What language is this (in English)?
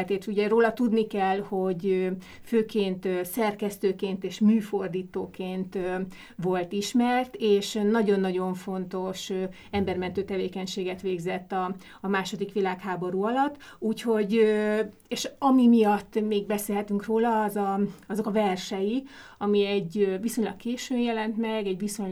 Hungarian